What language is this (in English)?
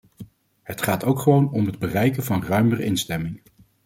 Dutch